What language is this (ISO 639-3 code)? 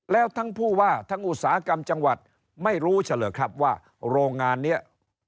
tha